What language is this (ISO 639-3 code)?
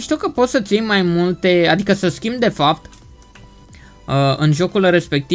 ron